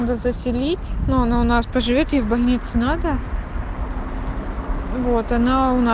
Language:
Russian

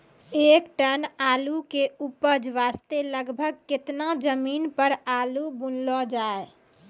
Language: Maithili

